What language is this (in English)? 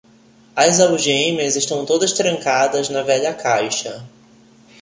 Portuguese